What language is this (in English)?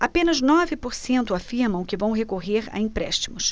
Portuguese